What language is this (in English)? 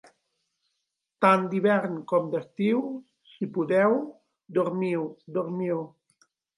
Catalan